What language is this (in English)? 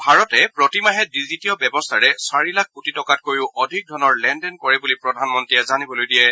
Assamese